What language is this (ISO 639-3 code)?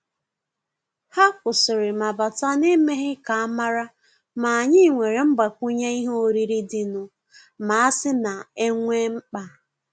ibo